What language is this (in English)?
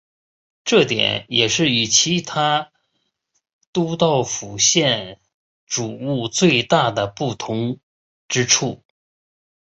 Chinese